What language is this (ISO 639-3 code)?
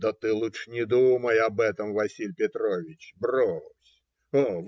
rus